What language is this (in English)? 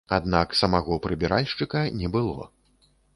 Belarusian